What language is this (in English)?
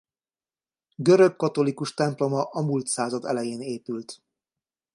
Hungarian